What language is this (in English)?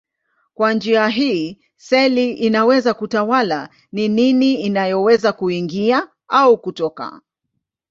Swahili